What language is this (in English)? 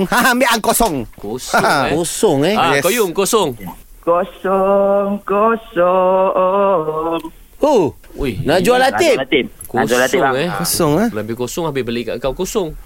Malay